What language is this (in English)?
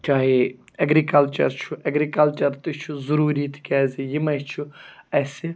Kashmiri